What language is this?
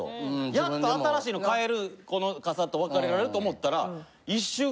Japanese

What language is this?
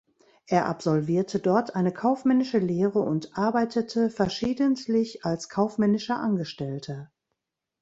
German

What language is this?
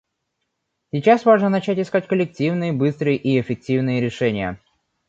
Russian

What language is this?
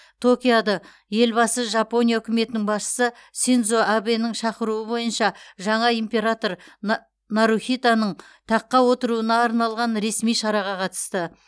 Kazakh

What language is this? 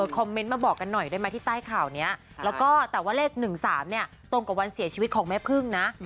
Thai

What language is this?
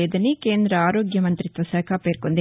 Telugu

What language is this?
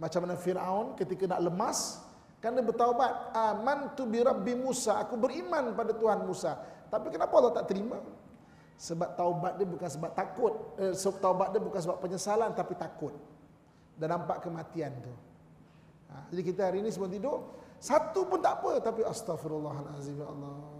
Malay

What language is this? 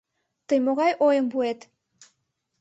Mari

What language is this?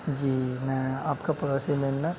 Urdu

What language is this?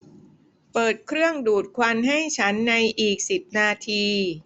Thai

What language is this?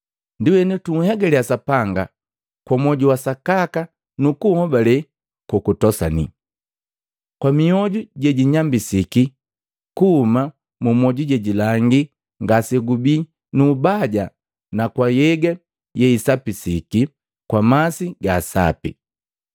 Matengo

